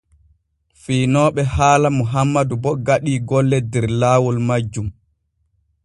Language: Borgu Fulfulde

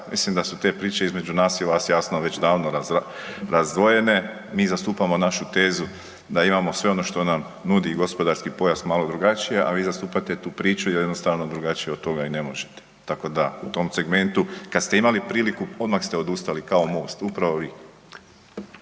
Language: Croatian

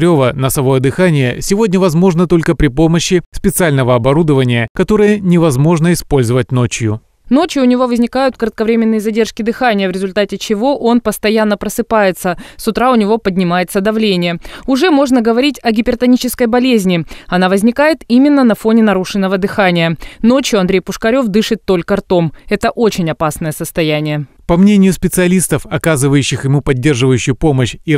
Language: Russian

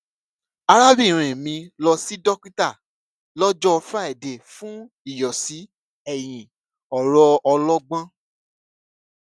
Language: Yoruba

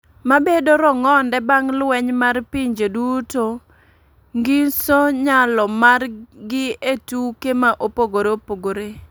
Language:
Luo (Kenya and Tanzania)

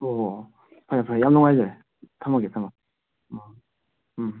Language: Manipuri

